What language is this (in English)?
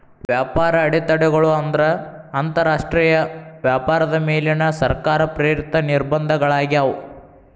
Kannada